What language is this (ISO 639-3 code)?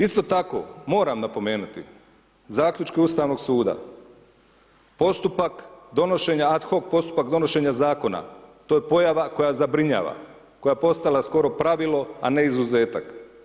hrv